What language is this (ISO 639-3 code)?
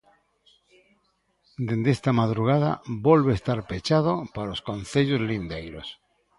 glg